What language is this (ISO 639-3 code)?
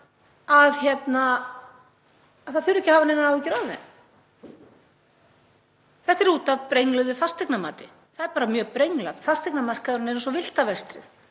isl